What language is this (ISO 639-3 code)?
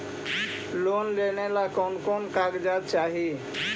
mag